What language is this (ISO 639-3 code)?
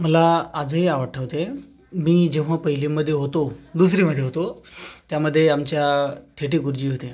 mar